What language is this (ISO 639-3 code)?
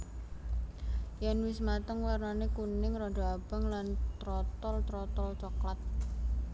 jav